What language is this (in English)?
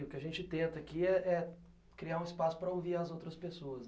Portuguese